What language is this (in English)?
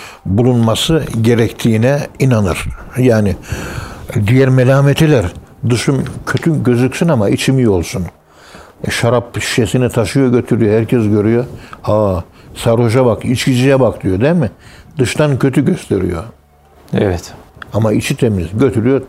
Turkish